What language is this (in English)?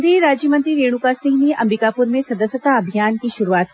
Hindi